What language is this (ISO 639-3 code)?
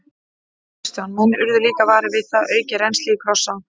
isl